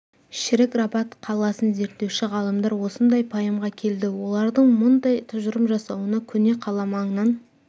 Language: Kazakh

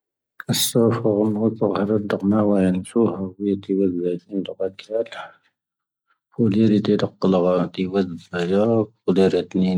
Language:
Tahaggart Tamahaq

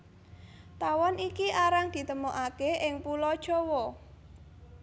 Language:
Javanese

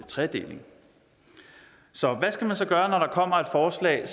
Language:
Danish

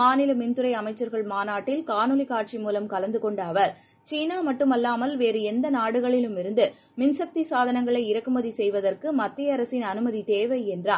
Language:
Tamil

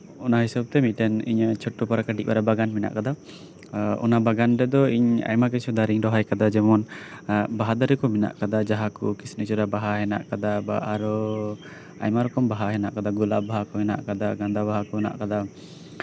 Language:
Santali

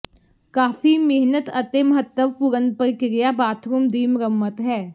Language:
Punjabi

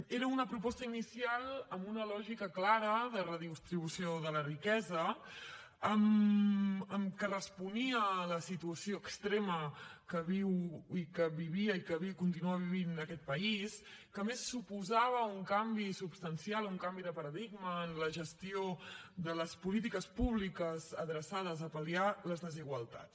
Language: Catalan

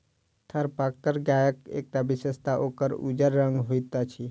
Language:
Maithili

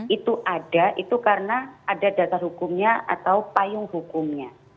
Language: Indonesian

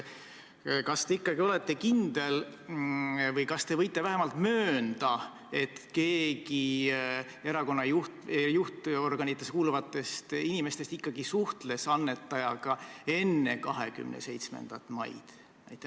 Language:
Estonian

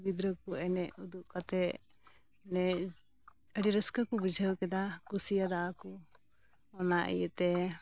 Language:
Santali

